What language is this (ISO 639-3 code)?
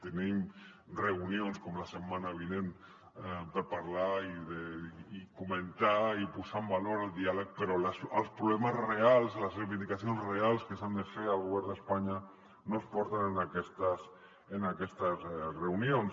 cat